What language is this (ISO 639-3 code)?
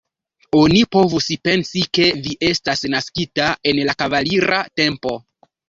epo